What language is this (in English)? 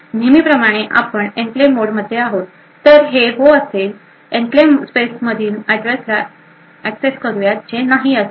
Marathi